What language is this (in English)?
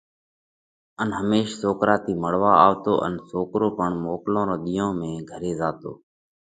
Parkari Koli